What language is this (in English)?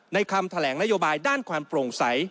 Thai